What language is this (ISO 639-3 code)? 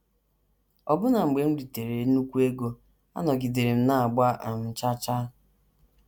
ibo